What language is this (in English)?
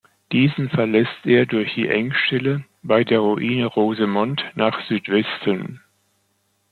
German